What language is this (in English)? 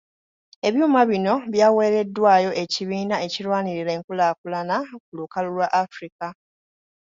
Ganda